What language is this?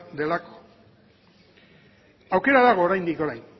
Basque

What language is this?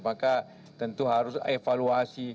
Indonesian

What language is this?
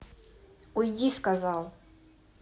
Russian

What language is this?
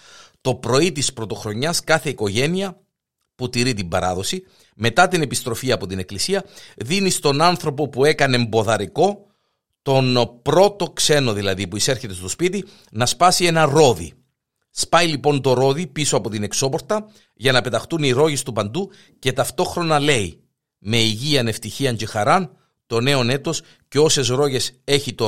Greek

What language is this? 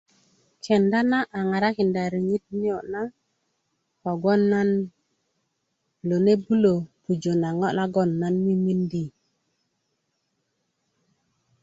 Kuku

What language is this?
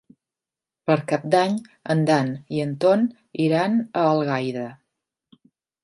Catalan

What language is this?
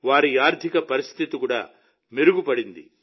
Telugu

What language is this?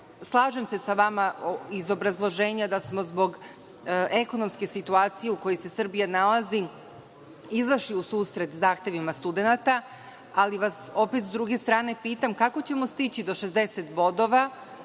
Serbian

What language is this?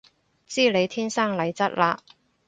Cantonese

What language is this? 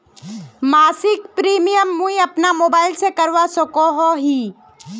Magahi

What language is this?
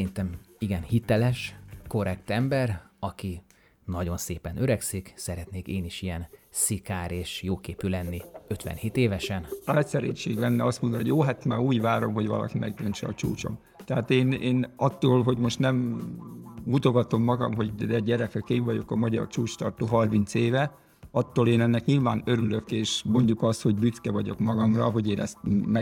Hungarian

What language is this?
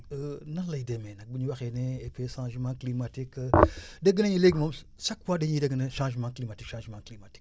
Wolof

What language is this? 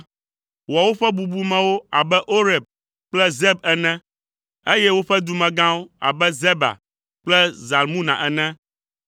Ewe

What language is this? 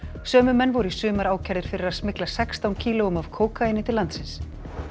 Icelandic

